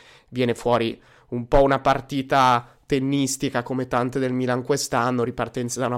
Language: Italian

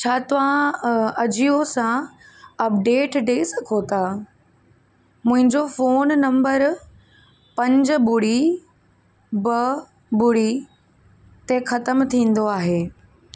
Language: Sindhi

